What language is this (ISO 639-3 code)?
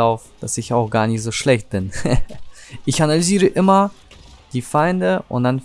deu